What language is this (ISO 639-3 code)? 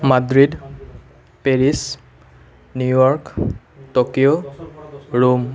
asm